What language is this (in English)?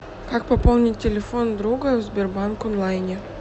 Russian